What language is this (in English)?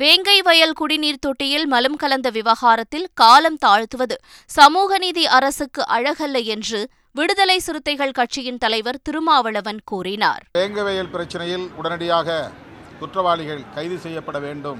Tamil